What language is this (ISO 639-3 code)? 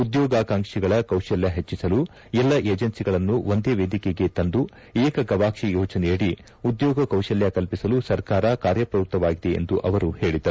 kan